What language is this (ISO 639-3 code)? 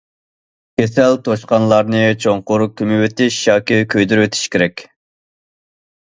uig